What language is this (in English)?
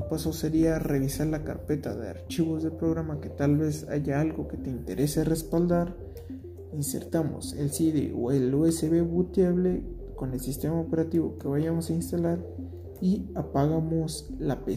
Spanish